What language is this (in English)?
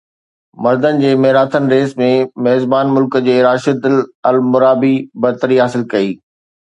Sindhi